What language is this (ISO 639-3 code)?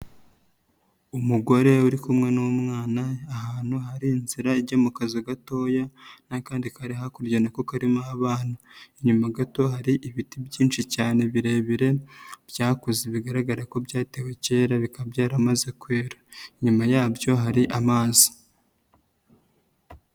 kin